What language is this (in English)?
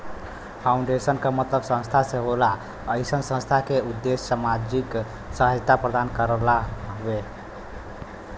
Bhojpuri